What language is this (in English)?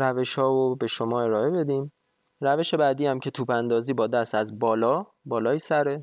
Persian